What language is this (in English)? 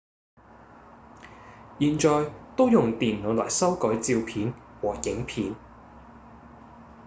Cantonese